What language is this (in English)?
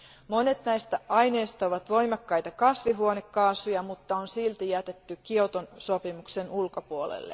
Finnish